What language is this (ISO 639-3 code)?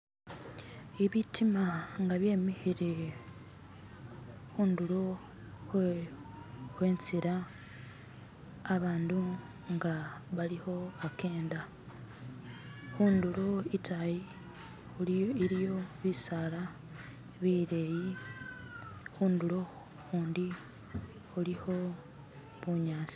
myx